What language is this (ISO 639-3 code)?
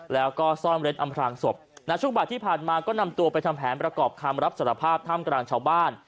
tha